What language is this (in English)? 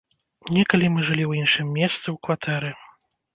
Belarusian